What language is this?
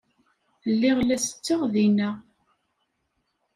Kabyle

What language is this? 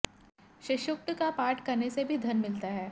Hindi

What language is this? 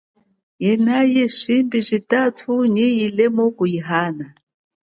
Chokwe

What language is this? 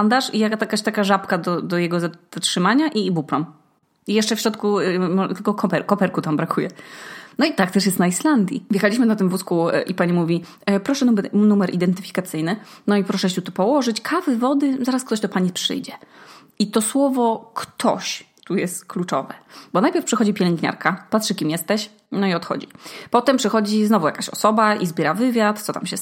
Polish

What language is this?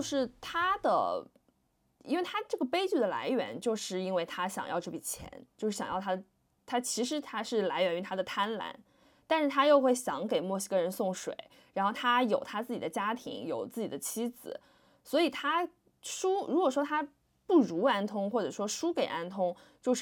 Chinese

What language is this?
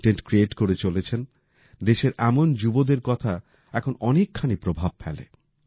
Bangla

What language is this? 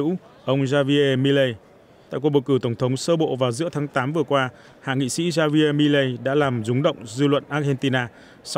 Vietnamese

